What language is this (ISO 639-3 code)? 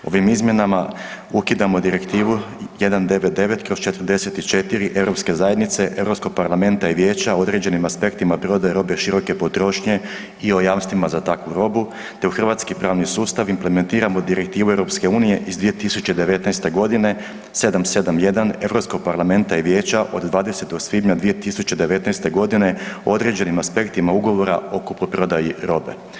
hrv